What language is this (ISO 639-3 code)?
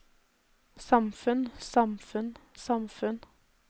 nor